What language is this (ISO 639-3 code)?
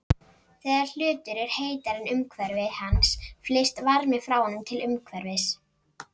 isl